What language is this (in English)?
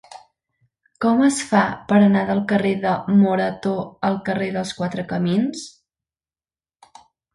Catalan